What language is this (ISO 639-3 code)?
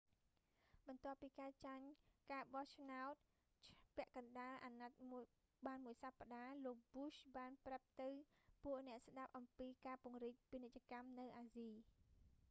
khm